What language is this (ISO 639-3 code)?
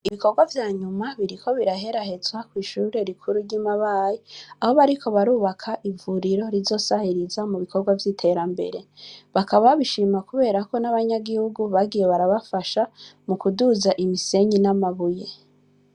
run